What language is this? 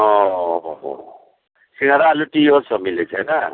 Maithili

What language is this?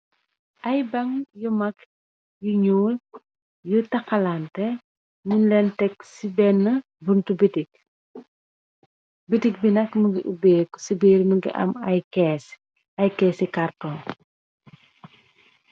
Wolof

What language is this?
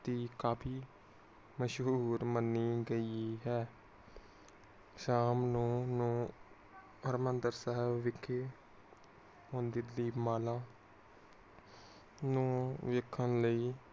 Punjabi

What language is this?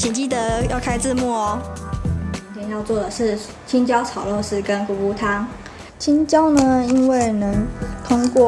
Chinese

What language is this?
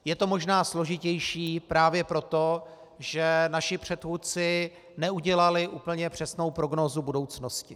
Czech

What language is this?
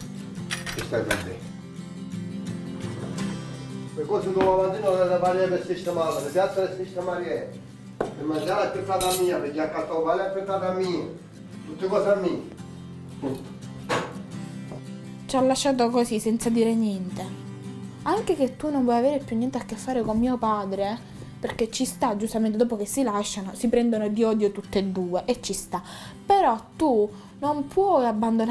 Italian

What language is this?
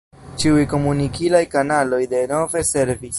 Esperanto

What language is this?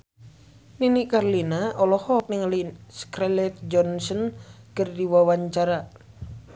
Sundanese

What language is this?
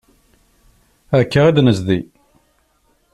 Kabyle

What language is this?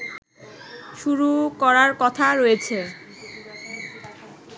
Bangla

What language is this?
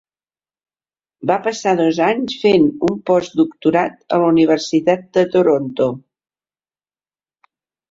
Catalan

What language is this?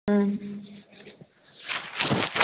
Bodo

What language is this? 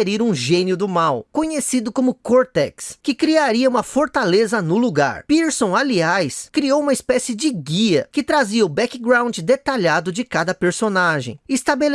Portuguese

